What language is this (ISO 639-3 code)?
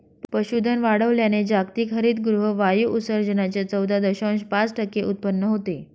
mar